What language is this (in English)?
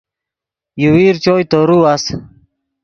Yidgha